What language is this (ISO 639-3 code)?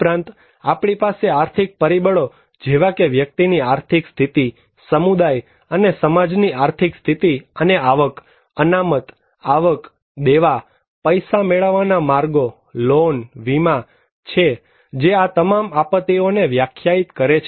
guj